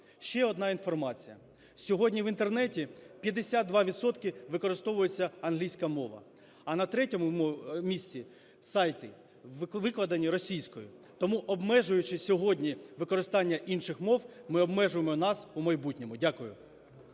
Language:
Ukrainian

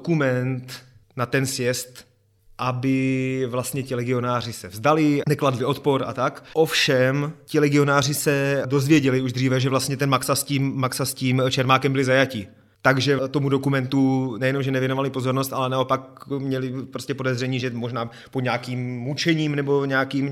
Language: Czech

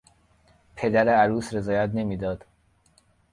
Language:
Persian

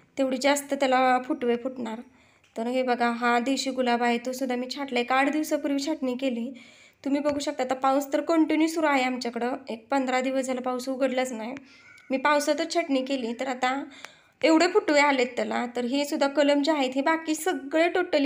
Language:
Romanian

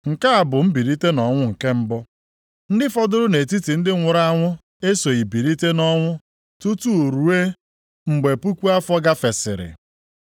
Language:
Igbo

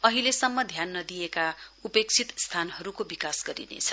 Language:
Nepali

